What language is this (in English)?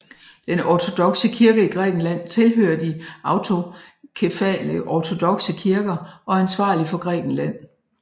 Danish